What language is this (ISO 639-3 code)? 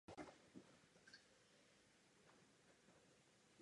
ces